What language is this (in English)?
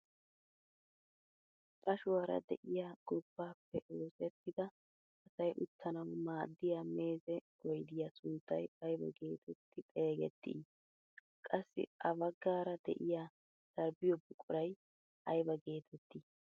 Wolaytta